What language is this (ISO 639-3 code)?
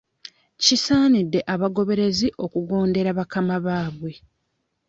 lug